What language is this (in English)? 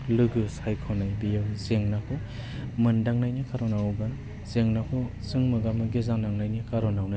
Bodo